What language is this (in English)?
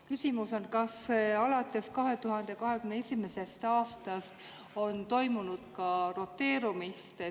Estonian